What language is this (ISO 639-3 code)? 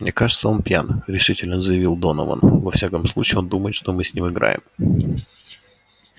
rus